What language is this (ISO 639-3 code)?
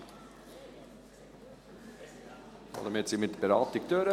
gsw